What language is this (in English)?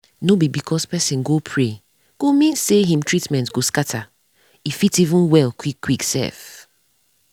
Nigerian Pidgin